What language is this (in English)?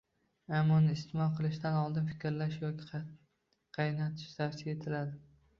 Uzbek